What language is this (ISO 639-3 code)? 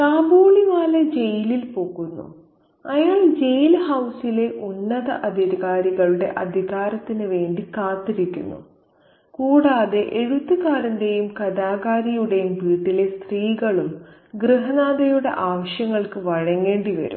mal